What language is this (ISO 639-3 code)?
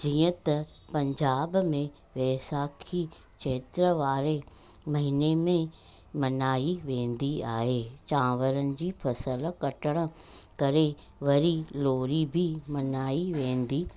snd